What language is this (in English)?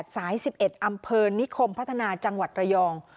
Thai